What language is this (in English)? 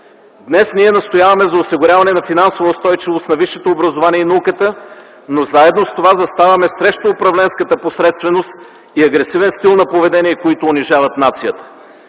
Bulgarian